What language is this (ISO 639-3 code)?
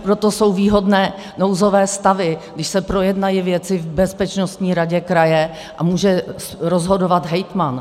ces